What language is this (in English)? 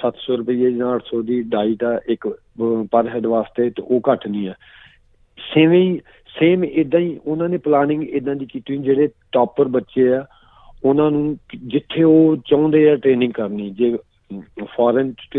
Punjabi